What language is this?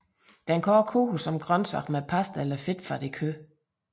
Danish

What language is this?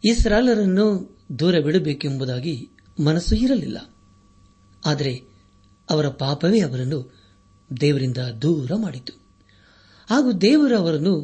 Kannada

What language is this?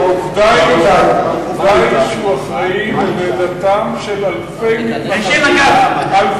Hebrew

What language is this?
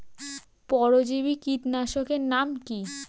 Bangla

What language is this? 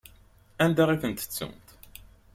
Kabyle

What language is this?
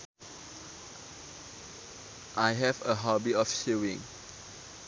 Sundanese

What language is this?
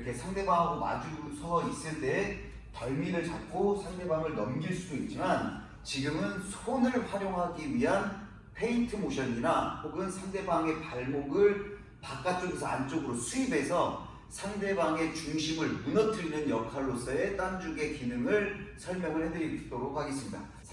Korean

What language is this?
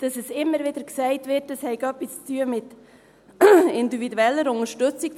Swiss German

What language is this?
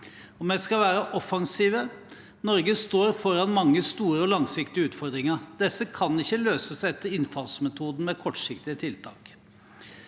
Norwegian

